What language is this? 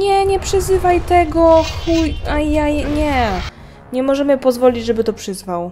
Polish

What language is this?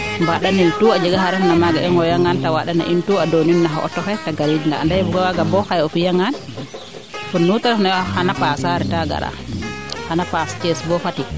Serer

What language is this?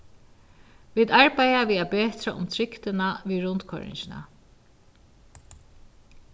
Faroese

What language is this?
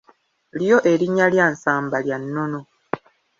Ganda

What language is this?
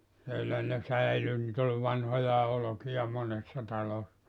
Finnish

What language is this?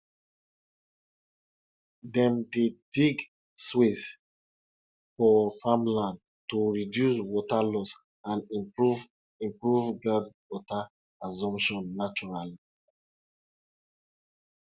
Nigerian Pidgin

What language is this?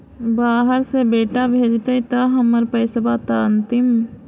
Magahi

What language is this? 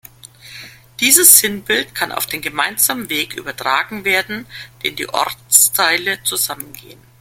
German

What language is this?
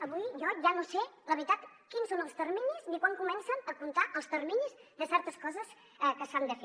Catalan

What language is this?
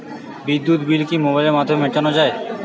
Bangla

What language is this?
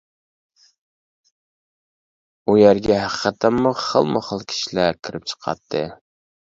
Uyghur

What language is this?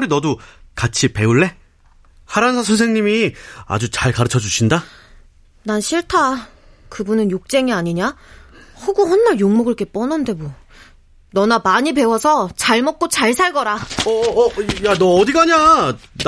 Korean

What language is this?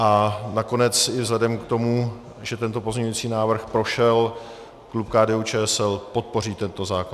Czech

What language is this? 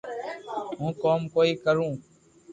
Loarki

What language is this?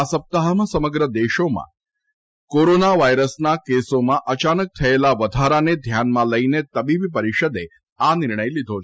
Gujarati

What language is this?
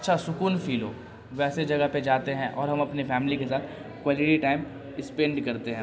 Urdu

